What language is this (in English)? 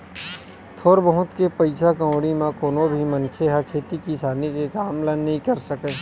Chhattisgarhi